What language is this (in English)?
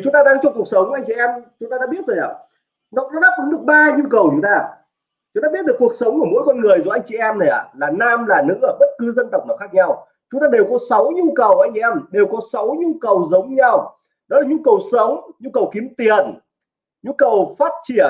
Vietnamese